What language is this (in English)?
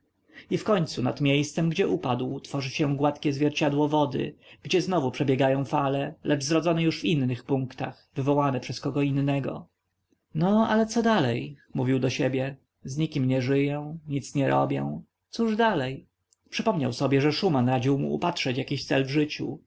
Polish